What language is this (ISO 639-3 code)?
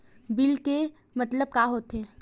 hne